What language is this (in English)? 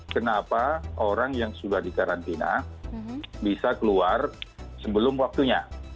Indonesian